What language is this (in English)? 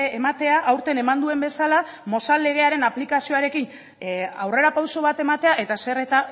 Basque